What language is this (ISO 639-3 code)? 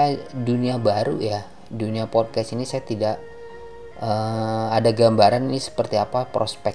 ind